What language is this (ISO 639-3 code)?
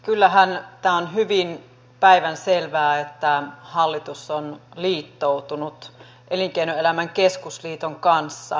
fin